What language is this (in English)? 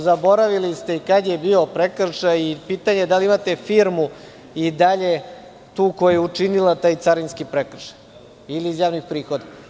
Serbian